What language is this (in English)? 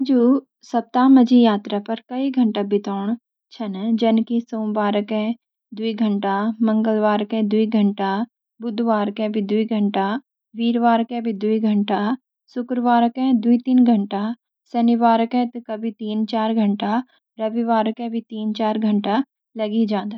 Garhwali